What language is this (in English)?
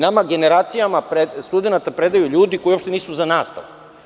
Serbian